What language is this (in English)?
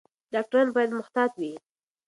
Pashto